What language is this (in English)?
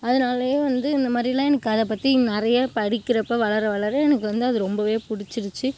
Tamil